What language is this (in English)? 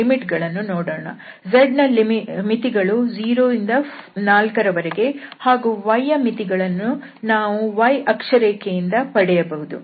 Kannada